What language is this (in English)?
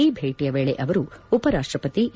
Kannada